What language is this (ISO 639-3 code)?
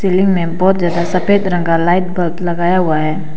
hin